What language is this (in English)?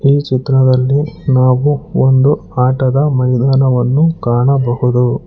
Kannada